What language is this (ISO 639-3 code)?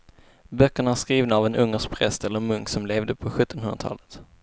swe